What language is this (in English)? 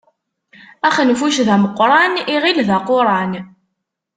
Kabyle